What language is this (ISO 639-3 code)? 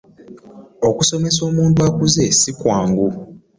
lug